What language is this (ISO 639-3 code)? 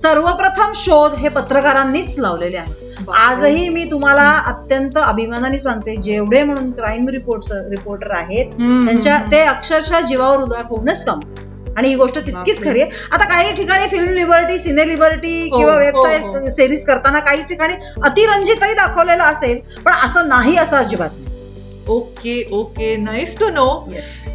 mar